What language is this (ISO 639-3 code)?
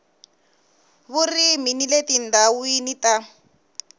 tso